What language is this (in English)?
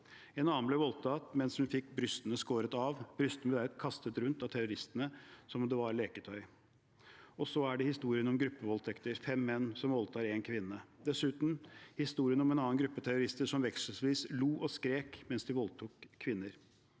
Norwegian